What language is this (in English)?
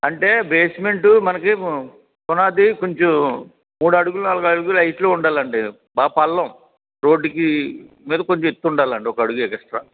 Telugu